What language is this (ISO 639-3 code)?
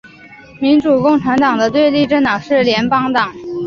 zho